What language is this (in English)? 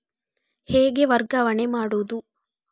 Kannada